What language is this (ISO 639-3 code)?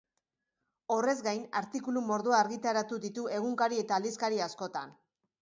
eus